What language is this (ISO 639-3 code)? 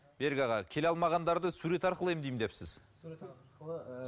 kaz